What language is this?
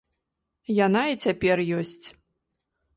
Belarusian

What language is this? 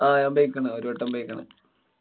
Malayalam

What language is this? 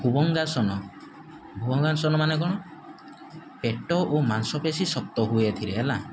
Odia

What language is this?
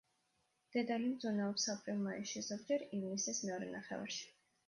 Georgian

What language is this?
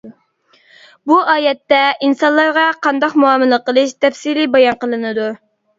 Uyghur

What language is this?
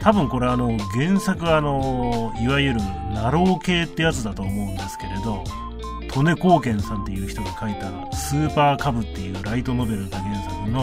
Japanese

